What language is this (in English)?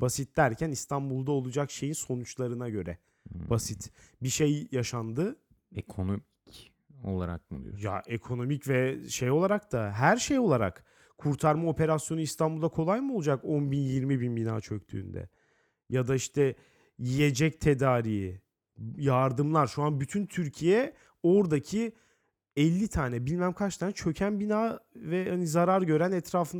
Turkish